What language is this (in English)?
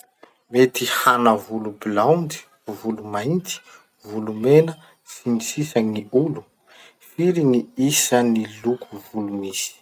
Masikoro Malagasy